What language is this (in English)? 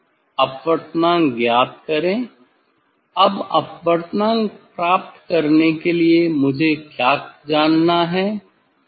Hindi